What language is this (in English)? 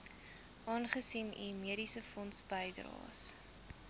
Afrikaans